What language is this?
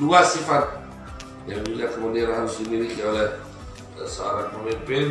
Indonesian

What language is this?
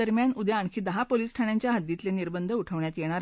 Marathi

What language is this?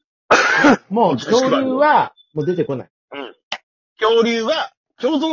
Japanese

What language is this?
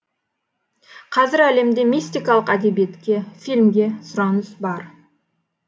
Kazakh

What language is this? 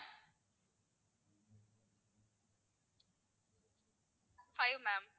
Tamil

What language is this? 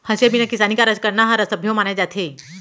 Chhattisgarhi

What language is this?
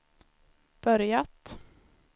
Swedish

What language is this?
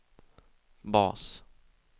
Swedish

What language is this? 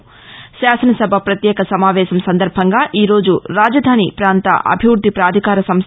Telugu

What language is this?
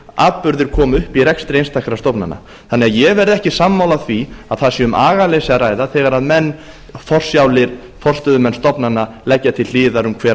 Icelandic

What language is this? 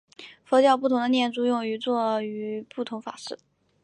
Chinese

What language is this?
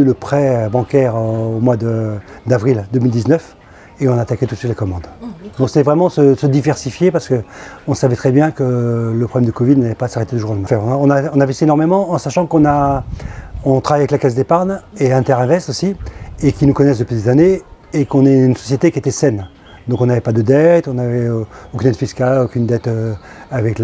French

